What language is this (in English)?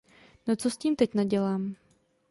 Czech